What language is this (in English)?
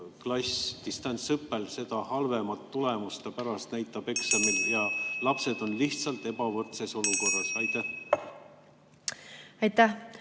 Estonian